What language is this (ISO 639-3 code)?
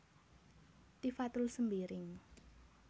jav